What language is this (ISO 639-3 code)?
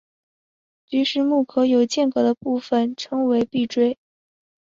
zho